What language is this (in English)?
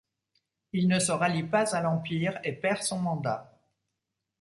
French